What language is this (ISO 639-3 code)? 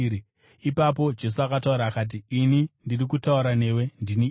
sna